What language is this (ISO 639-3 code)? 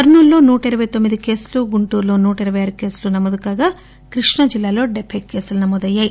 tel